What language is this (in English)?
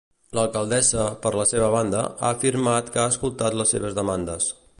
Catalan